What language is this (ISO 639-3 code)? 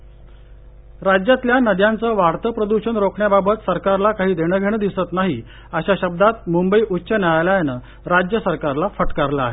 mar